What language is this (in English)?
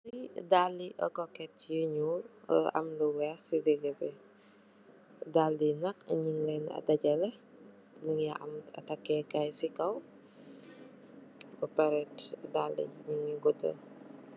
Wolof